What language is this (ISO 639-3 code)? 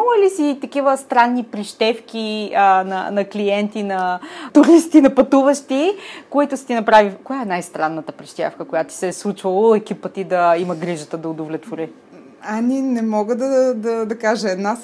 bul